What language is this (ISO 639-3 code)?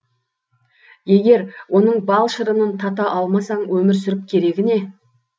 kaz